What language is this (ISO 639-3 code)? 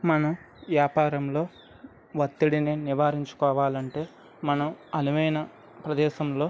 tel